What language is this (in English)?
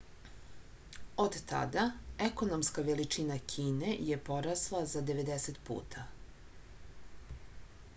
Serbian